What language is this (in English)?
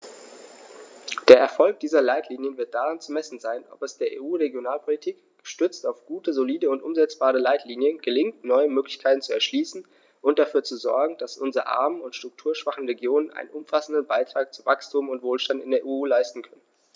German